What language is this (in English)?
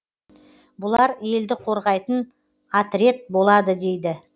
Kazakh